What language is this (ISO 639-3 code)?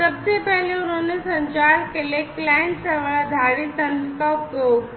hin